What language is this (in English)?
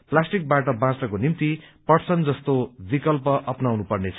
Nepali